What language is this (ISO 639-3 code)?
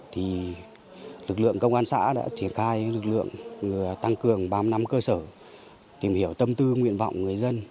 vie